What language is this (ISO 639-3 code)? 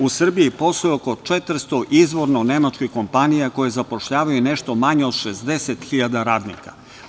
srp